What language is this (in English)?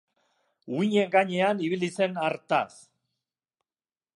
Basque